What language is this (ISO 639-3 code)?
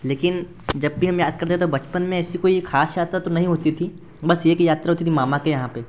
hin